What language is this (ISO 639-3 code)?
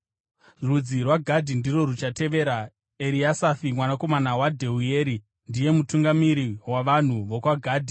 sna